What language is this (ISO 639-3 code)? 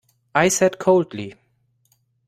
eng